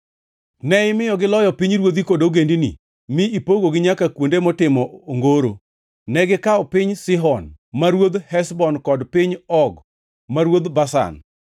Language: Luo (Kenya and Tanzania)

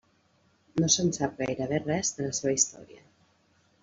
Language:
Catalan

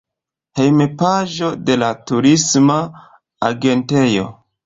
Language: Esperanto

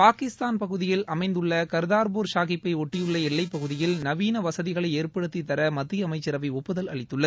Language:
Tamil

